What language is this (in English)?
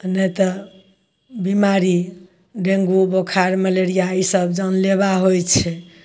Maithili